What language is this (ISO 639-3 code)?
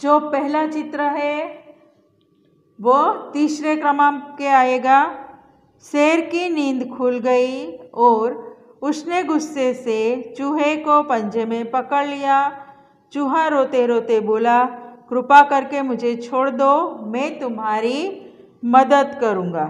hin